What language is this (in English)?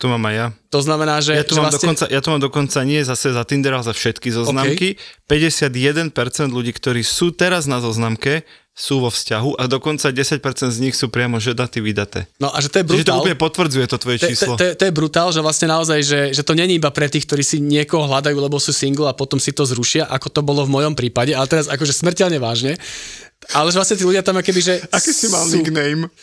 Slovak